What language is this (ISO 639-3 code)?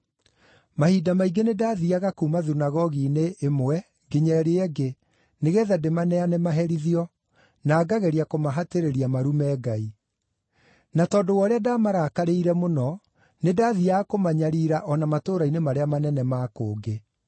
kik